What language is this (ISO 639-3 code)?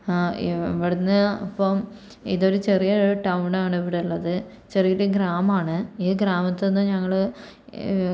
mal